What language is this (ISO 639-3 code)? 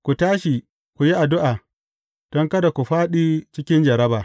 hau